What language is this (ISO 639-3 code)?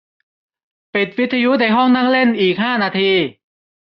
tha